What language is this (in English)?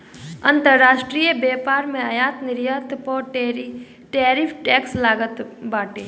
Bhojpuri